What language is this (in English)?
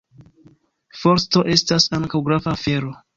Esperanto